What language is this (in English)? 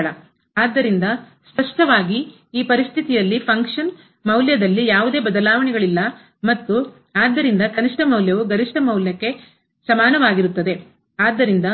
Kannada